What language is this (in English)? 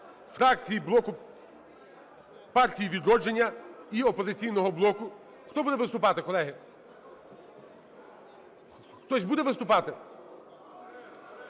Ukrainian